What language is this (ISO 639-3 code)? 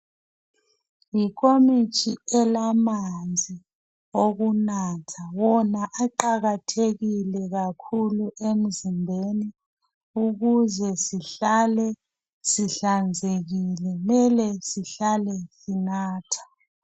nde